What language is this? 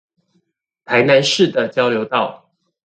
Chinese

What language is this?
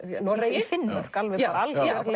Icelandic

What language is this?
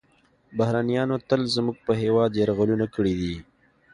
Pashto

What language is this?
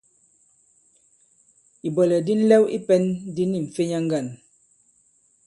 Bankon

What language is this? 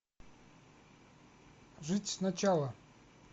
Russian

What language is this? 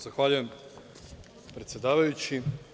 Serbian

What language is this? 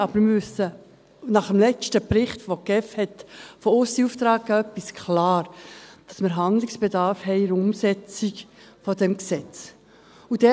Swiss German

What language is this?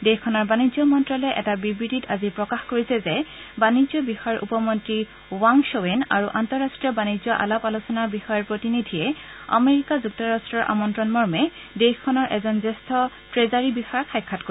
Assamese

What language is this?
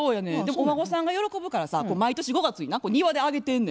Japanese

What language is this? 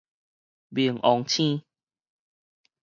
Min Nan Chinese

